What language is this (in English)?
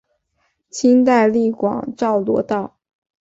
Chinese